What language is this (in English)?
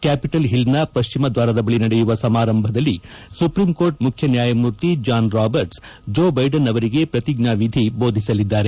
Kannada